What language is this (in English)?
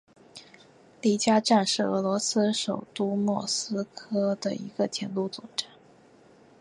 Chinese